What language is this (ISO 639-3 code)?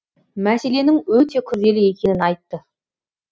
kaz